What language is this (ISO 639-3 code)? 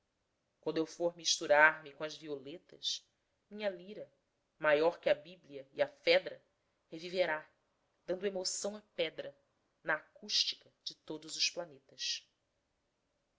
por